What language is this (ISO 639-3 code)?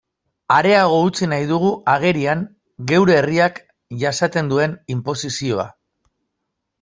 eus